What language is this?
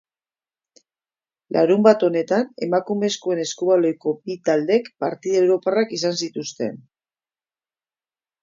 Basque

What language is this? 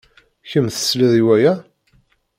Kabyle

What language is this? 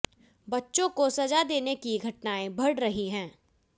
Hindi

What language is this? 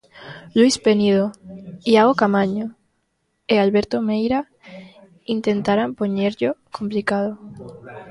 Galician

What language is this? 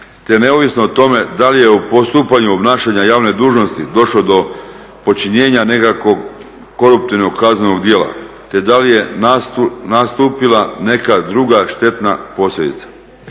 Croatian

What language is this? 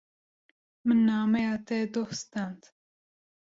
Kurdish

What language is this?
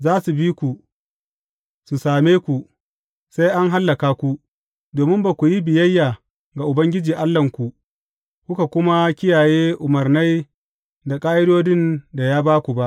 Hausa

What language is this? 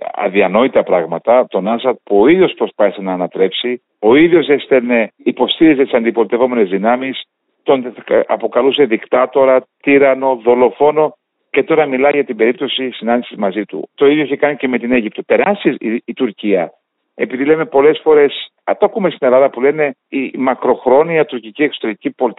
Greek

